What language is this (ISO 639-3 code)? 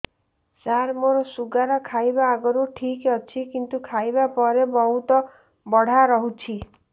ori